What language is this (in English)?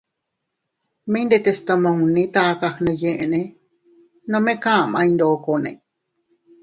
Teutila Cuicatec